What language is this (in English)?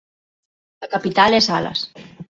Galician